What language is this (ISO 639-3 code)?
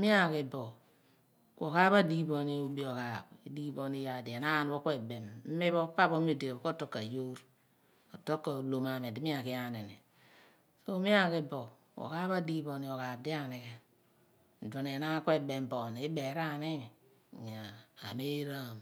abn